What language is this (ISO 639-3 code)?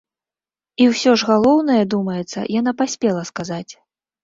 bel